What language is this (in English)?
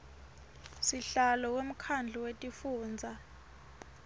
Swati